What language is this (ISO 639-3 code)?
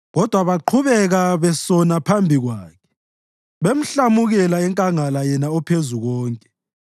nde